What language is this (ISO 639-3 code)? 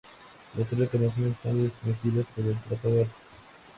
spa